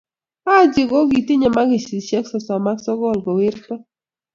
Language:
Kalenjin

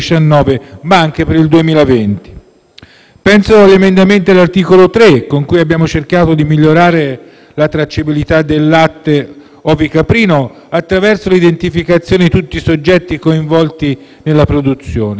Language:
Italian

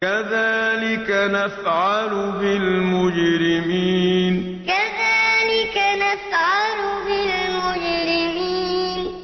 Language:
Arabic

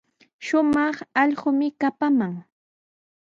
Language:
Sihuas Ancash Quechua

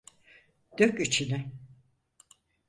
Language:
Turkish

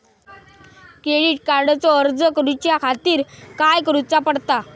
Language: Marathi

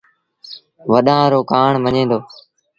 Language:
Sindhi Bhil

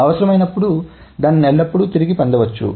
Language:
Telugu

